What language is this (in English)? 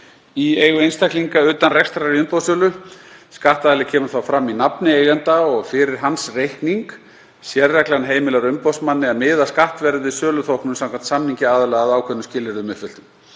Icelandic